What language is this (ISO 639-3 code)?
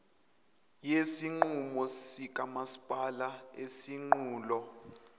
zul